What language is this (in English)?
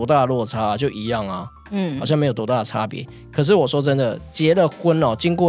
Chinese